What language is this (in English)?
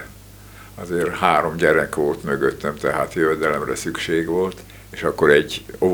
Hungarian